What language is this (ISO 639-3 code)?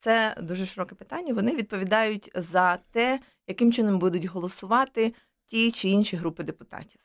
ukr